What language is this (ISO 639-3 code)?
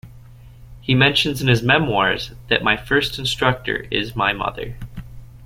eng